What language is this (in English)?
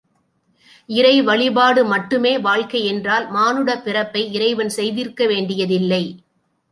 Tamil